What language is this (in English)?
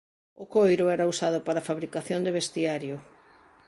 Galician